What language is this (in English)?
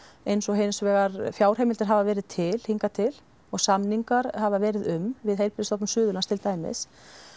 Icelandic